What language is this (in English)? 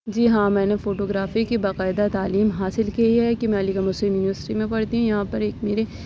Urdu